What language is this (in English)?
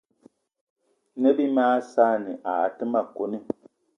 Eton (Cameroon)